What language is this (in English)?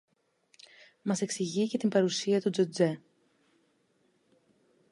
Greek